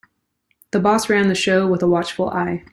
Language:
English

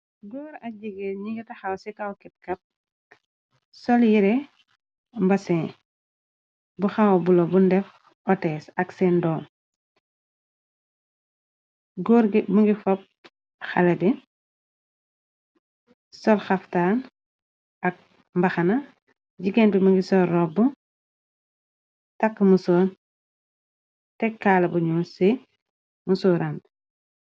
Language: Wolof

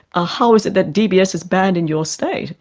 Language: English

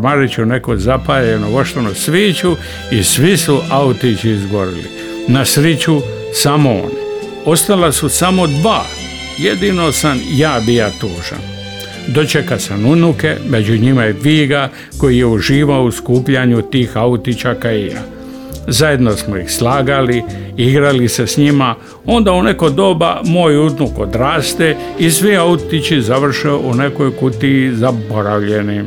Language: Croatian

